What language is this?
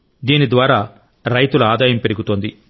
Telugu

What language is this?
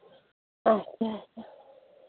Kashmiri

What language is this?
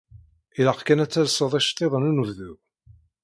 Kabyle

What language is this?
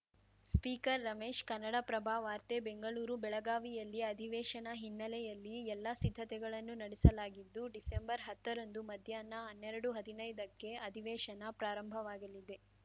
Kannada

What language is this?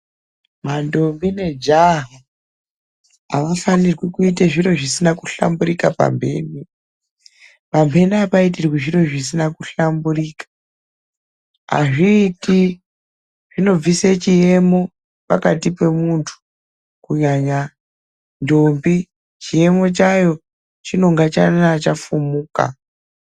Ndau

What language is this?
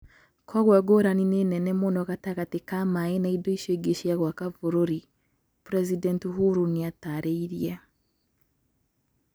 Kikuyu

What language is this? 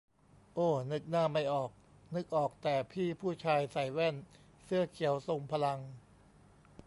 Thai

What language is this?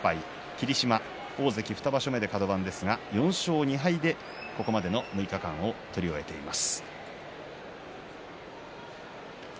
Japanese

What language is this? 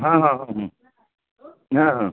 Maithili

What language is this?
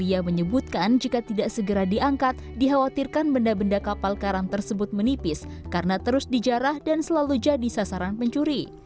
Indonesian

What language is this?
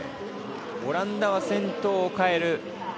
Japanese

